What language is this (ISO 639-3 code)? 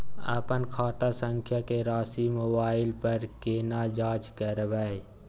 mai